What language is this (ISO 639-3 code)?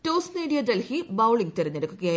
mal